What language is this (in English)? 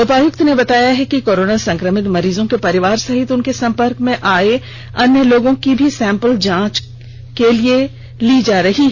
Hindi